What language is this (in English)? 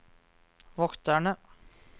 Norwegian